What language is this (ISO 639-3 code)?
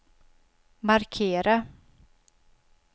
swe